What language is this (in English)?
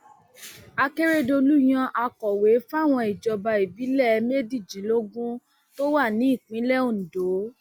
Yoruba